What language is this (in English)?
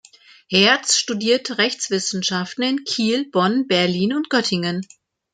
German